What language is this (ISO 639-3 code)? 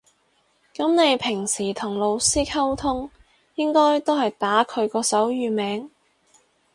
yue